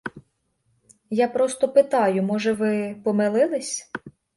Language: Ukrainian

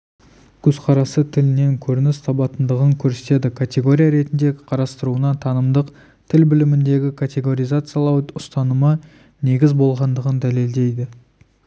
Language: Kazakh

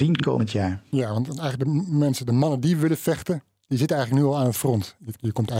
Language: Dutch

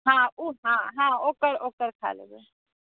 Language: Maithili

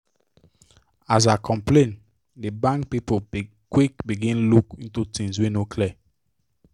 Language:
Nigerian Pidgin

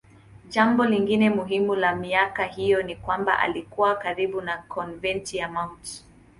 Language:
Swahili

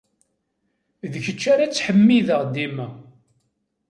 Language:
Kabyle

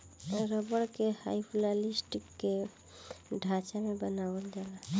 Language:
Bhojpuri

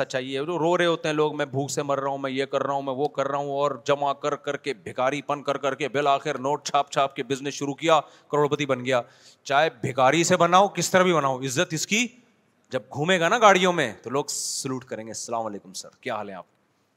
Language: Urdu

